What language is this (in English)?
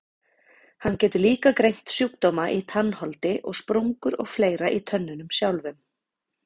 Icelandic